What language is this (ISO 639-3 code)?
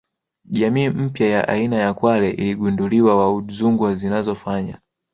swa